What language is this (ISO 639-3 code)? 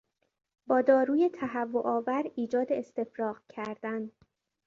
fas